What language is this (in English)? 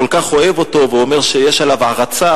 Hebrew